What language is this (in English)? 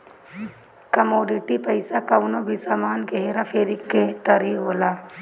Bhojpuri